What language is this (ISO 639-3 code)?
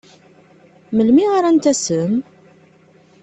kab